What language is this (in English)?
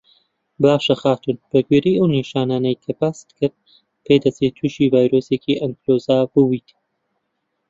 Central Kurdish